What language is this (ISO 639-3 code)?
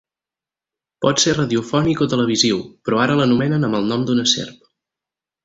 cat